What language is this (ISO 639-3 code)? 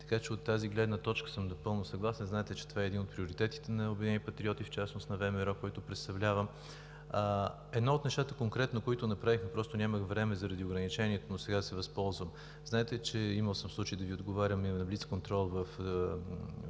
bul